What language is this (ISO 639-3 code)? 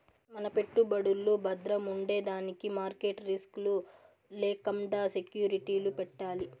tel